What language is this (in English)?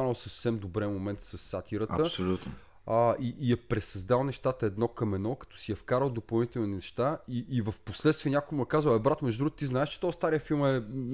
Bulgarian